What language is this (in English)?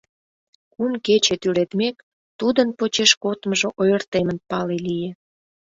Mari